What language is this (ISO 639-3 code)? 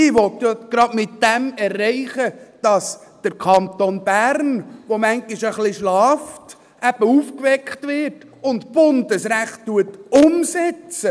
gsw